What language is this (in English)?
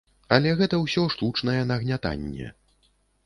Belarusian